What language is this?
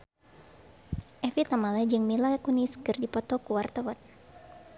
Sundanese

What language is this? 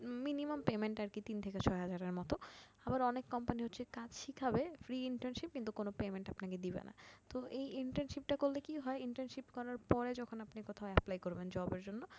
Bangla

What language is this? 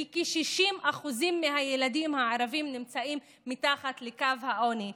Hebrew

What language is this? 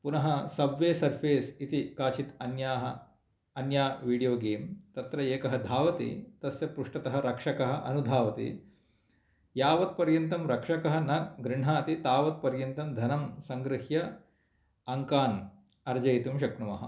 Sanskrit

